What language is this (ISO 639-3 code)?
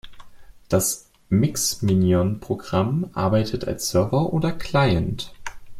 deu